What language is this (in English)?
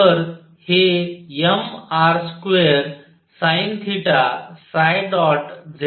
Marathi